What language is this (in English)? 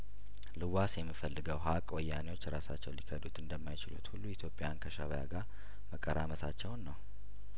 Amharic